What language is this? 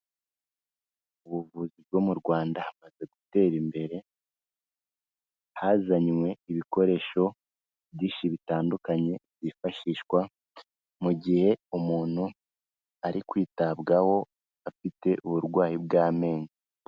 Kinyarwanda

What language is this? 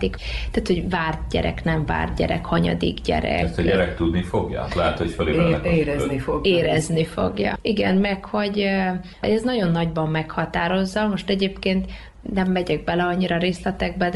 Hungarian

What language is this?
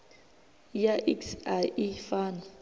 Venda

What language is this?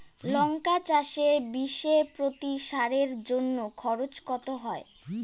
Bangla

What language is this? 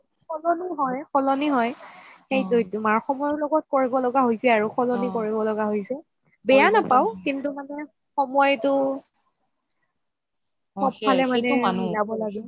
Assamese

